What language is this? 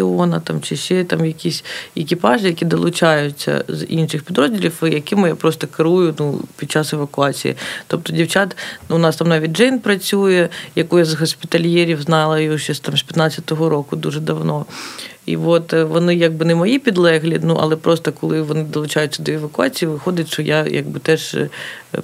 Ukrainian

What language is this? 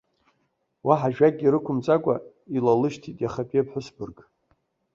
Abkhazian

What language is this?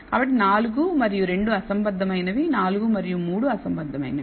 Telugu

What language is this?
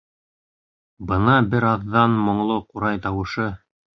Bashkir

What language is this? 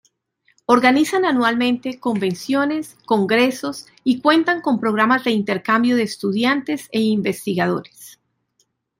Spanish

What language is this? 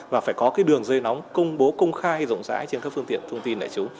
Vietnamese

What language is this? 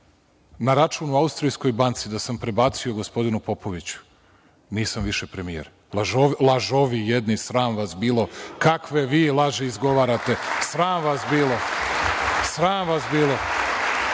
Serbian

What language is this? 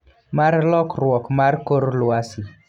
Luo (Kenya and Tanzania)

